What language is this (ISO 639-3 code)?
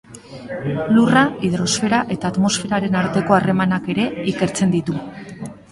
eus